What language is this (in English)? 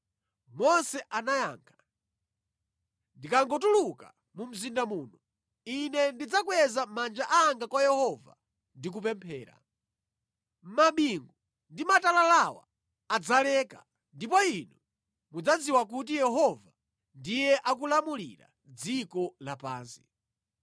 Nyanja